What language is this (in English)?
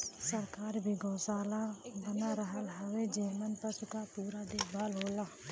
Bhojpuri